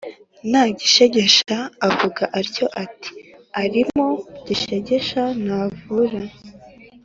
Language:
Kinyarwanda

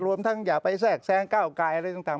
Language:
Thai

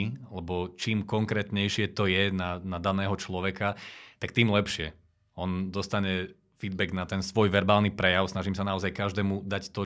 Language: Slovak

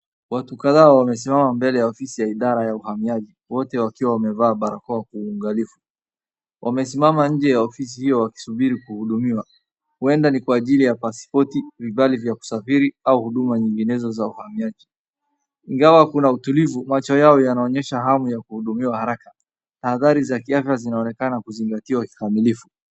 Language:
Swahili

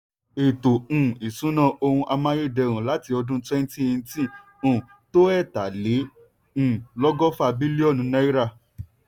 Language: Yoruba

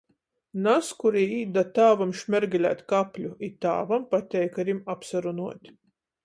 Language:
Latgalian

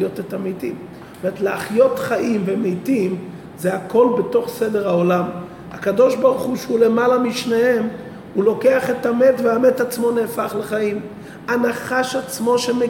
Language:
Hebrew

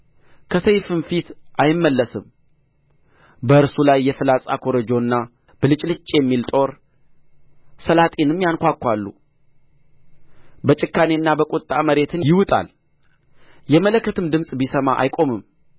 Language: Amharic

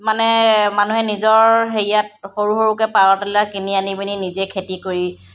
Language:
Assamese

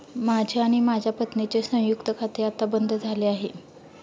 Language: Marathi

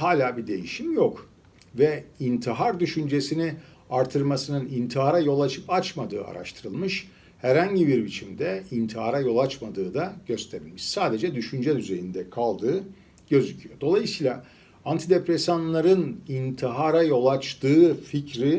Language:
Turkish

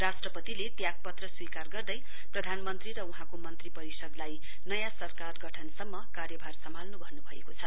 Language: Nepali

